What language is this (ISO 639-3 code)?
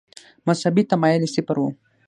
pus